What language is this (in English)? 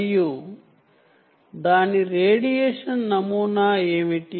Telugu